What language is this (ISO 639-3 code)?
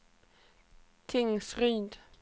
swe